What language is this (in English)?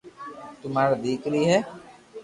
Loarki